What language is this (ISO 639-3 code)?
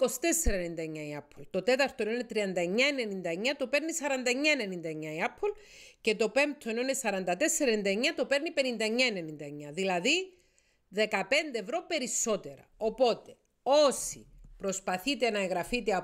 ell